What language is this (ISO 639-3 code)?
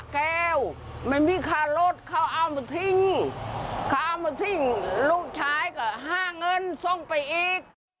tha